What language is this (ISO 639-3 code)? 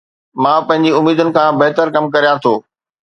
snd